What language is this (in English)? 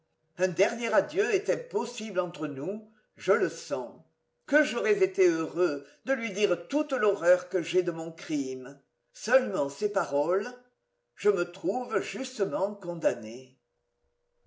French